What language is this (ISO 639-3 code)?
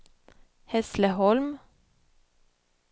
swe